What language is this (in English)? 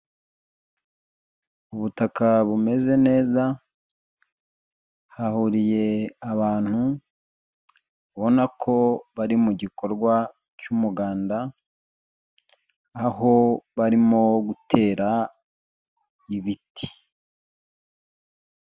Kinyarwanda